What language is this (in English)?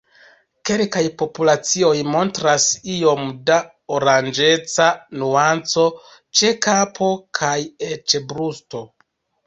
Esperanto